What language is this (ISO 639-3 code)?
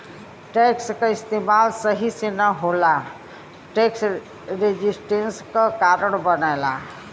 bho